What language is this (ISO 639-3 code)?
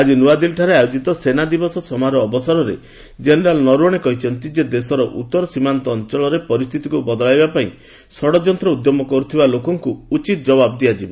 ori